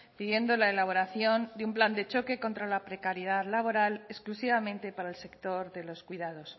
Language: Spanish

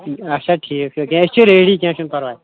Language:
Kashmiri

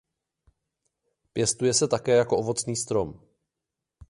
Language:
Czech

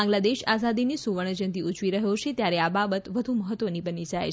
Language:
Gujarati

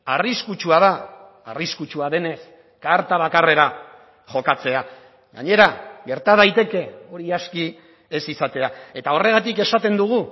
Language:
Basque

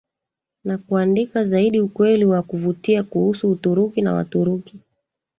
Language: Swahili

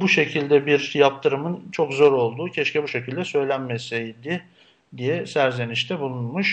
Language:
Turkish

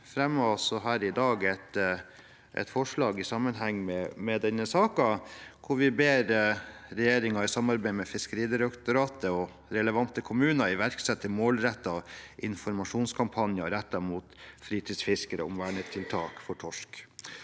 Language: Norwegian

